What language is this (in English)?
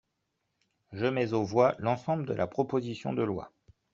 French